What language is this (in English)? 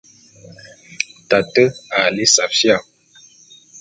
Bulu